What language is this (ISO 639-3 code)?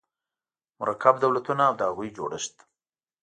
pus